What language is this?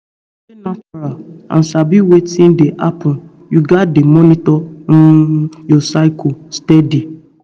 Nigerian Pidgin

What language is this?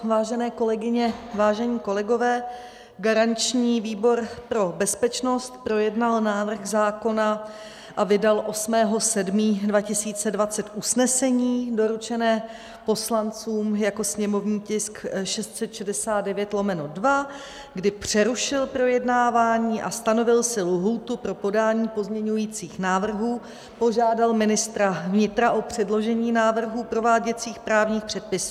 Czech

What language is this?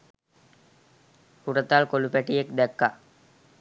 Sinhala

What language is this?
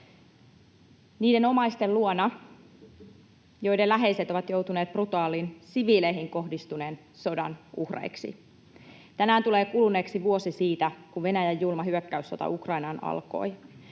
Finnish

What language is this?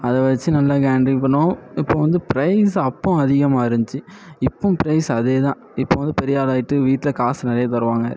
Tamil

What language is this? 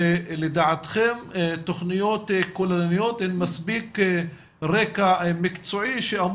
Hebrew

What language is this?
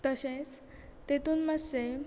Konkani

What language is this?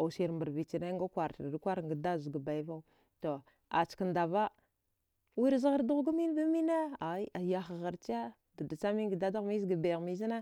Dghwede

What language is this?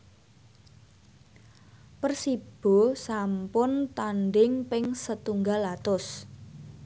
Javanese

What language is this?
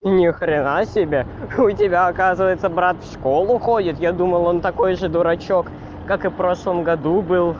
Russian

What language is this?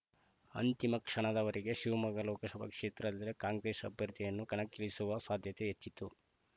Kannada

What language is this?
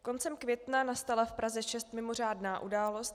Czech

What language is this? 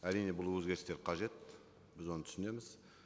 Kazakh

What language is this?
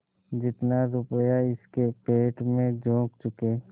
Hindi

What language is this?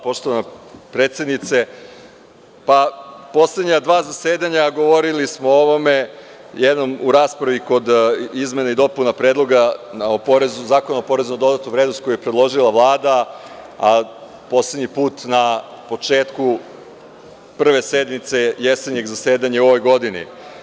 Serbian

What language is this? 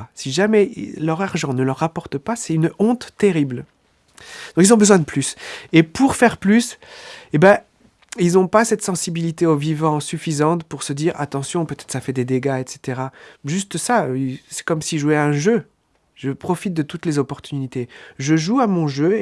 French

